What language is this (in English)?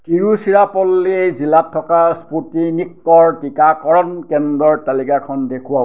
Assamese